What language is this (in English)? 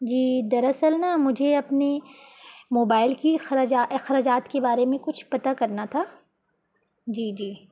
Urdu